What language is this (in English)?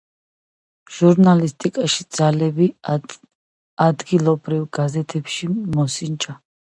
Georgian